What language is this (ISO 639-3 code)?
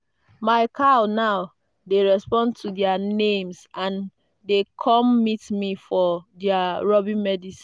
pcm